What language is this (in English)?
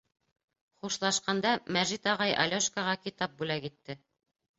Bashkir